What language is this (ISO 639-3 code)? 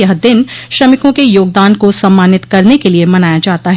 hin